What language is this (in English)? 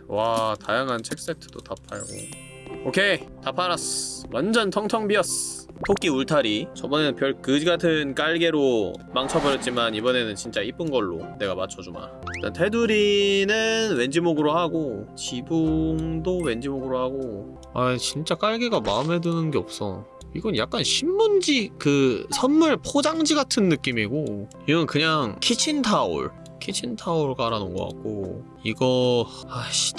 Korean